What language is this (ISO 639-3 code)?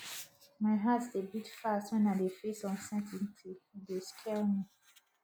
pcm